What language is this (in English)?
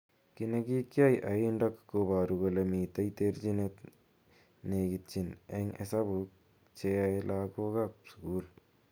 Kalenjin